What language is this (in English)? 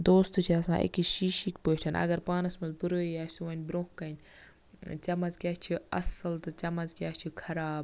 Kashmiri